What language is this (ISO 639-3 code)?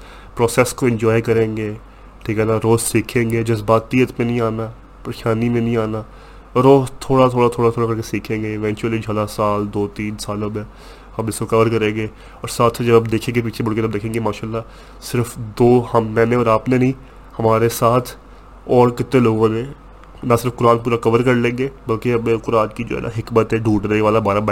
urd